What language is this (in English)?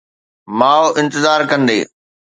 Sindhi